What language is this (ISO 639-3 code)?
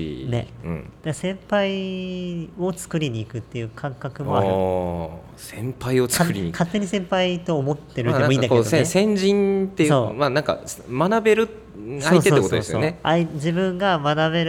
jpn